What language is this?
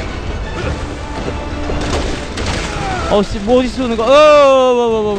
Korean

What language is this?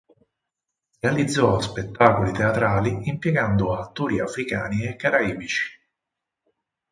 Italian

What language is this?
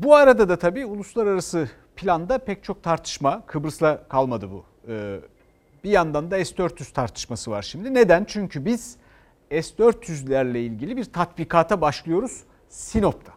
Turkish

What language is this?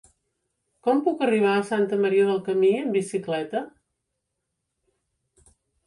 Catalan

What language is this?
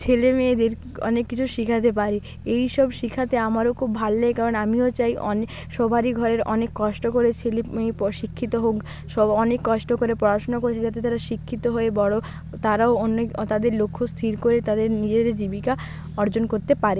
Bangla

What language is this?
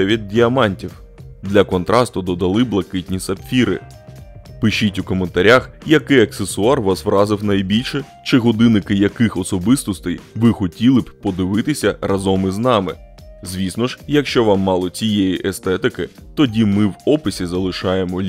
Ukrainian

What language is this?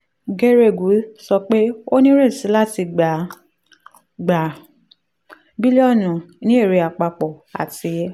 Yoruba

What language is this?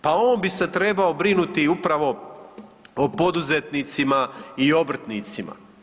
Croatian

